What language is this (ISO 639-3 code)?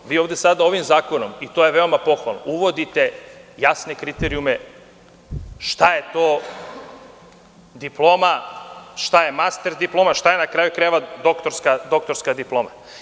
srp